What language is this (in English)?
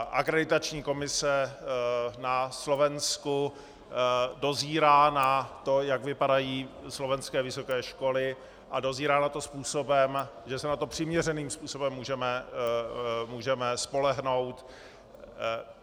Czech